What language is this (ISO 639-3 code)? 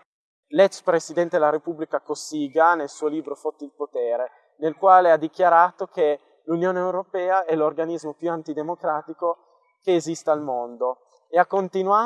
ita